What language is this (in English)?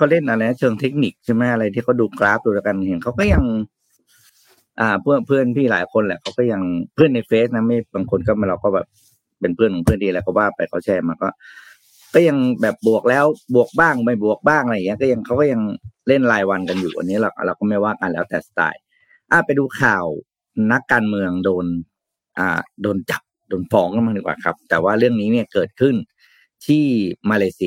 Thai